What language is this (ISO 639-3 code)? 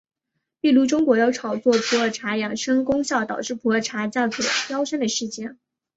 zho